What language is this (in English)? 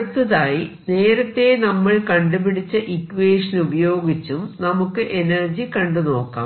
Malayalam